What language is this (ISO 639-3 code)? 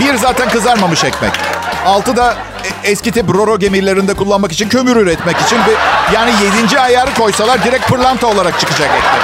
tur